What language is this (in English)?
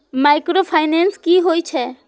Maithili